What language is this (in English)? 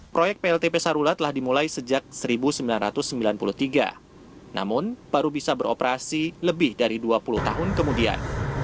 Indonesian